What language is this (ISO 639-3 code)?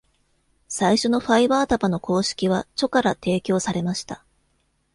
jpn